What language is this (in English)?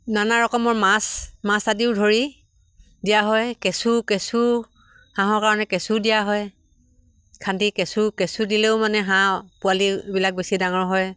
Assamese